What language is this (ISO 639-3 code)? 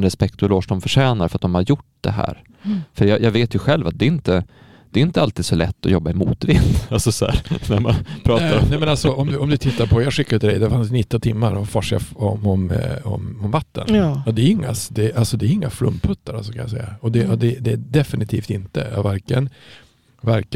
swe